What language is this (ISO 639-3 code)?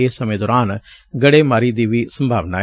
pan